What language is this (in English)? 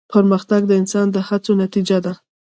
Pashto